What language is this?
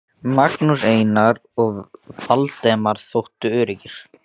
Icelandic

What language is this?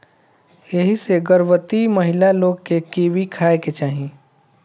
Bhojpuri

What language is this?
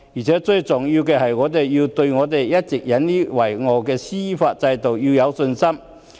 Cantonese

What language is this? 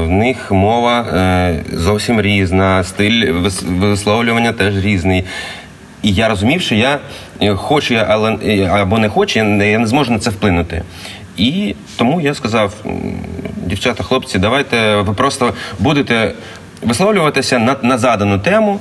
Ukrainian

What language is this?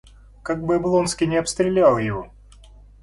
Russian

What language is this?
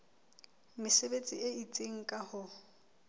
Southern Sotho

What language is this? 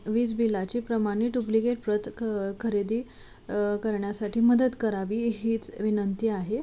Marathi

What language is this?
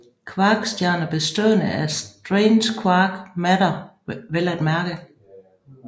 Danish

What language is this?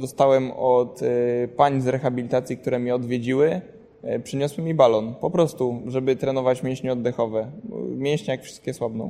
Polish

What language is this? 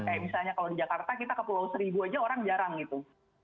Indonesian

